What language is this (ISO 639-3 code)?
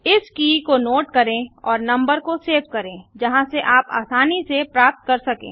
hin